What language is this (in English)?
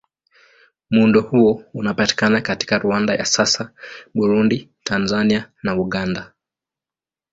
Swahili